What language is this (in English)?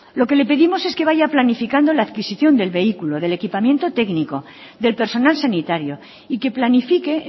Spanish